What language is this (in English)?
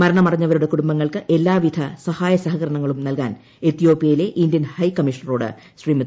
Malayalam